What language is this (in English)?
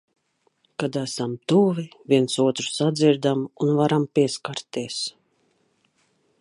Latvian